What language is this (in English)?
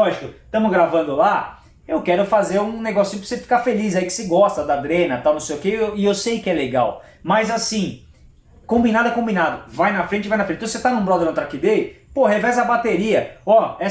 Portuguese